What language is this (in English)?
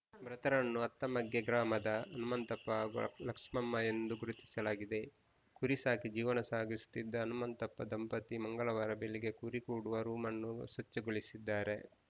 Kannada